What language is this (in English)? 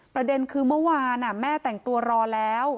Thai